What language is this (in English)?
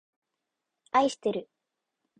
Japanese